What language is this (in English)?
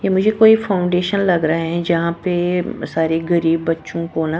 Hindi